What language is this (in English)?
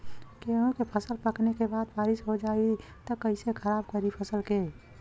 Bhojpuri